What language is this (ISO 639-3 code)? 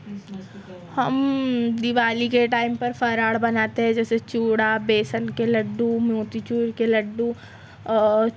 urd